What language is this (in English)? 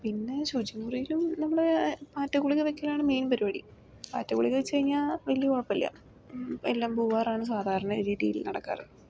Malayalam